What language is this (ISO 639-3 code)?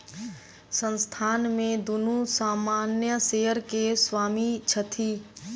mai